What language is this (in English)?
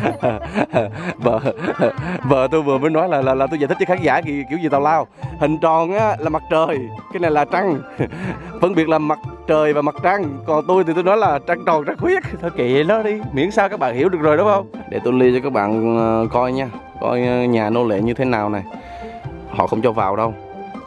Vietnamese